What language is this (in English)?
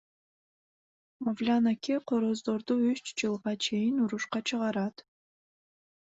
Kyrgyz